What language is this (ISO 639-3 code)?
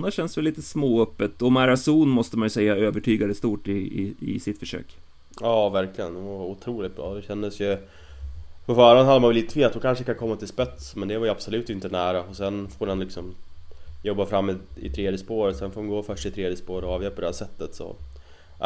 swe